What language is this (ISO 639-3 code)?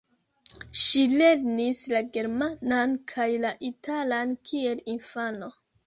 epo